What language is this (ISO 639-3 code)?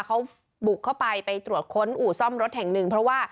tha